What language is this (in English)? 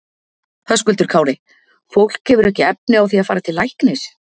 Icelandic